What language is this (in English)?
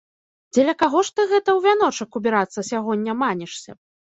Belarusian